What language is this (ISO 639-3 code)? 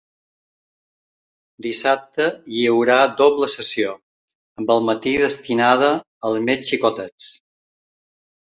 cat